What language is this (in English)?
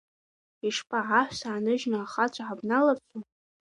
Abkhazian